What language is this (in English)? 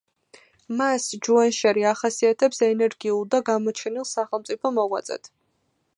Georgian